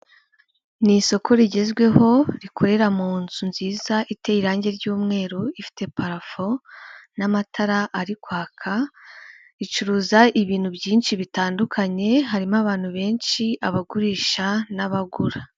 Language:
Kinyarwanda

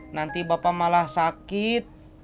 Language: Indonesian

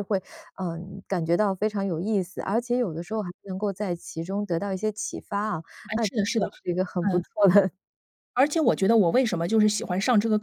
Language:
Chinese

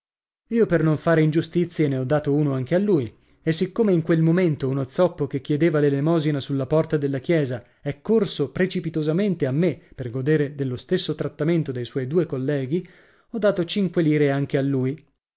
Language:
Italian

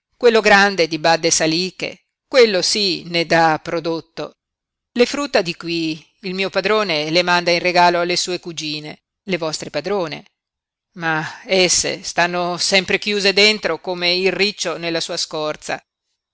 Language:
Italian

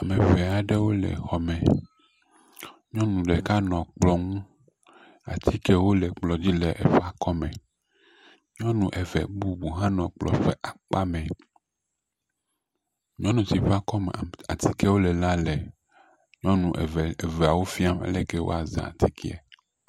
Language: Ewe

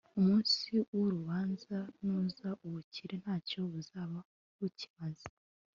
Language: Kinyarwanda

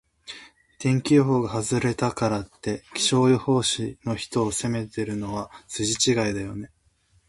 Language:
Japanese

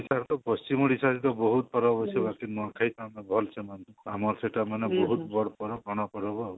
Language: Odia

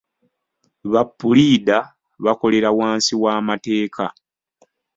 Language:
Ganda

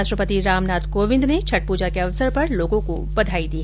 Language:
Hindi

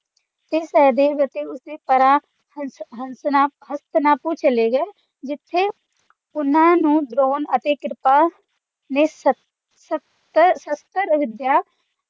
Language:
Punjabi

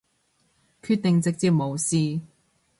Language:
Cantonese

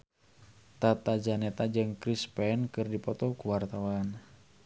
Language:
Sundanese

